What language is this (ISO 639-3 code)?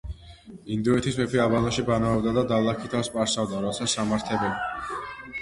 kat